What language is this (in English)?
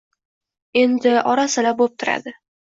Uzbek